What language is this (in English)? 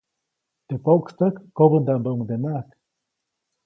Copainalá Zoque